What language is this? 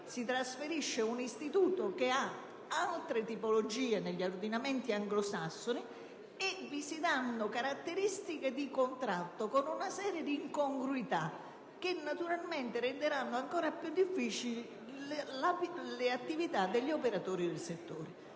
Italian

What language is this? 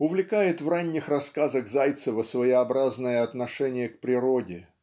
Russian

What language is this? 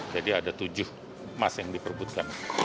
Indonesian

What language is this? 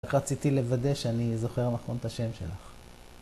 Hebrew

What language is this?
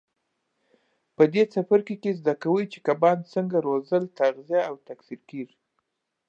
Pashto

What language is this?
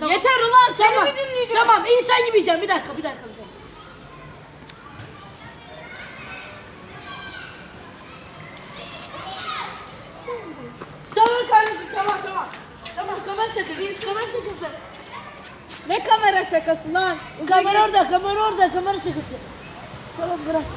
Turkish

